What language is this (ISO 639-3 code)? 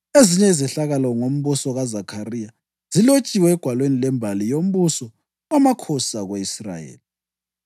nde